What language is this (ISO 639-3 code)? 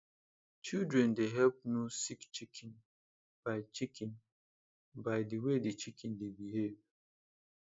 pcm